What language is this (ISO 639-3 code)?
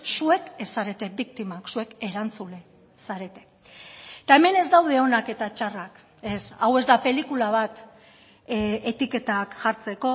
eus